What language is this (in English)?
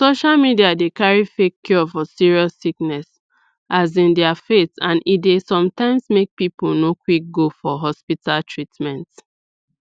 Nigerian Pidgin